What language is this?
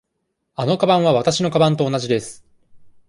Japanese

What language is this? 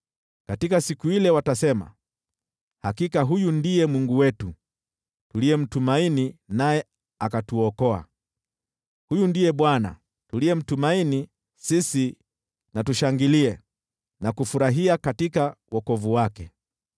Swahili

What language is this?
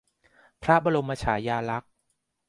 Thai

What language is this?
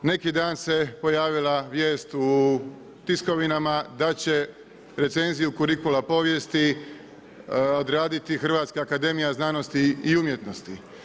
Croatian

